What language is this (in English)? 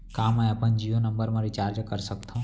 Chhattisgarhi